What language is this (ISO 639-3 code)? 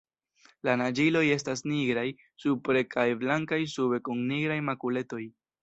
epo